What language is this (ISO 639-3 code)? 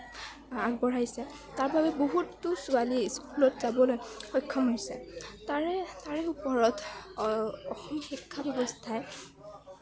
asm